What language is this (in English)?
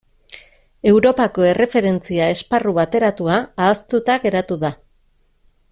Basque